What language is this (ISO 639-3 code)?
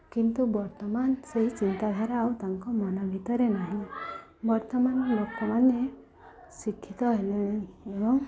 ori